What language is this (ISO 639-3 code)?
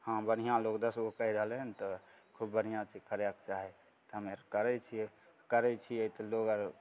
mai